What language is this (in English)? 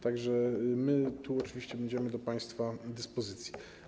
Polish